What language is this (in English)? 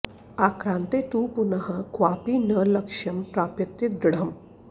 Sanskrit